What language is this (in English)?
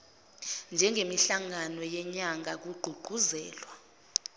Zulu